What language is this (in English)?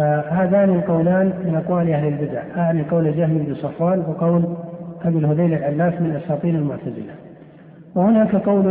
Arabic